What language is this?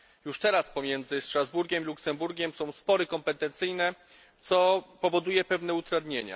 Polish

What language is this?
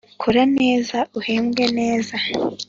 Kinyarwanda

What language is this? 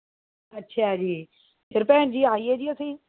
Punjabi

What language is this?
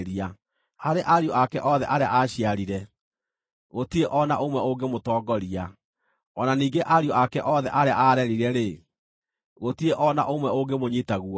Kikuyu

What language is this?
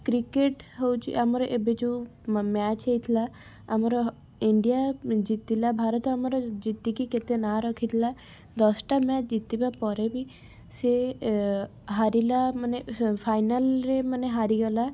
Odia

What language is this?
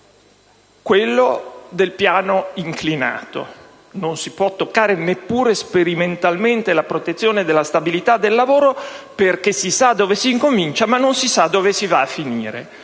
Italian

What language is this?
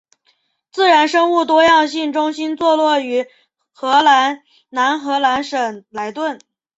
Chinese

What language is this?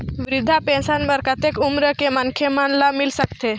Chhattisgarhi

